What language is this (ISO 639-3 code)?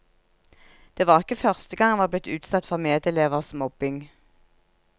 nor